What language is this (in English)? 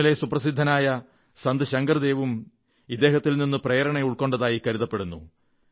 Malayalam